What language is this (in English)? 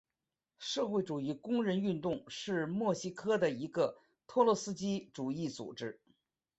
Chinese